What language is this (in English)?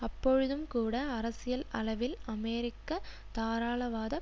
Tamil